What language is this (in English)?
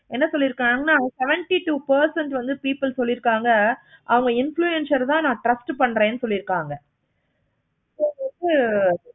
Tamil